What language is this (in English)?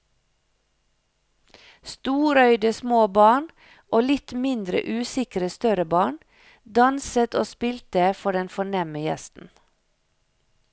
Norwegian